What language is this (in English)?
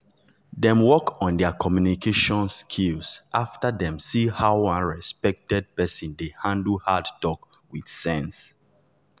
Nigerian Pidgin